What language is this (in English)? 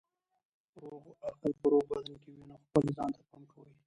Pashto